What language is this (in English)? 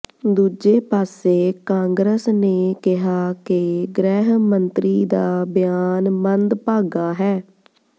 Punjabi